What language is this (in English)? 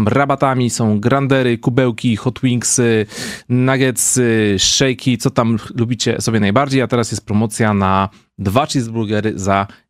Polish